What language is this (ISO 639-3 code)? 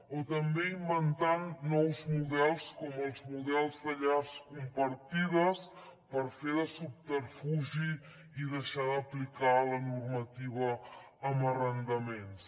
cat